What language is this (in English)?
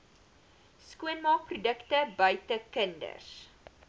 Afrikaans